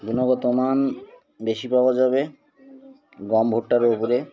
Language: Bangla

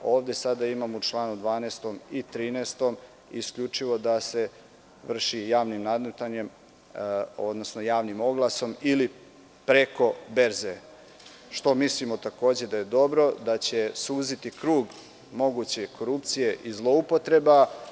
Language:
Serbian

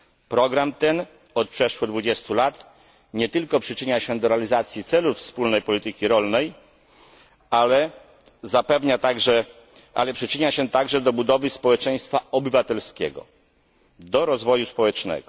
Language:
Polish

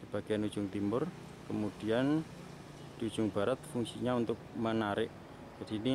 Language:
Indonesian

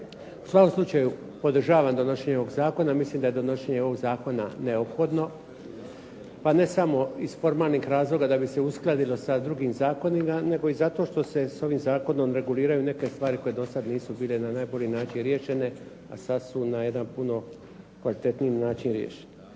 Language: Croatian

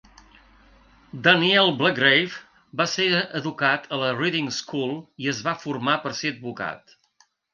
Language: Catalan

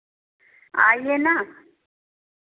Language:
Hindi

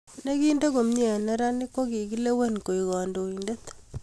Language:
Kalenjin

